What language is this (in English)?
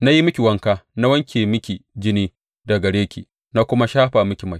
Hausa